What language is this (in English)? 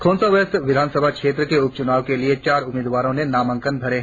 Hindi